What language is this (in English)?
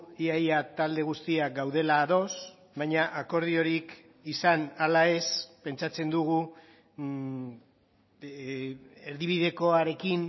Basque